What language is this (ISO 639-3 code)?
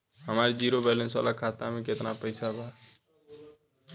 bho